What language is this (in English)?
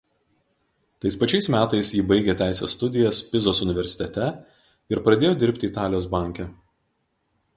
Lithuanian